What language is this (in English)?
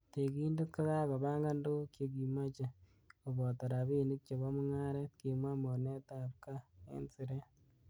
Kalenjin